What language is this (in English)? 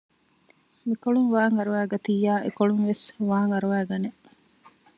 Divehi